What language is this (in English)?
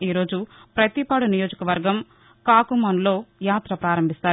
Telugu